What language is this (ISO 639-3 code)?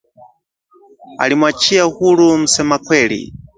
swa